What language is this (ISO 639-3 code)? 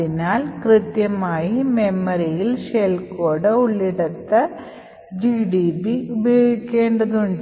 mal